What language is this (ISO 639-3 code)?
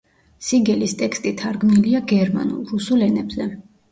kat